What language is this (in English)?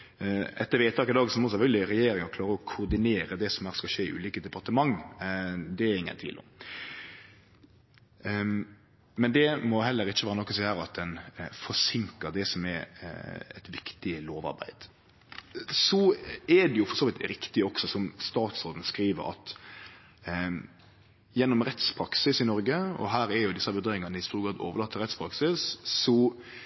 Norwegian Nynorsk